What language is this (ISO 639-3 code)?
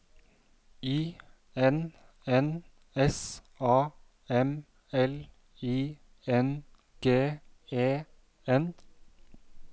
nor